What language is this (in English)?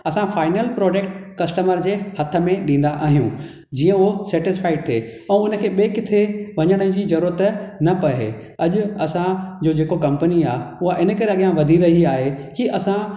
Sindhi